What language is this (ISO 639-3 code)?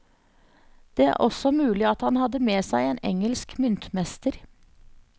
nor